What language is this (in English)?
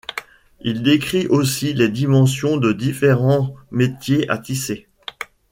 French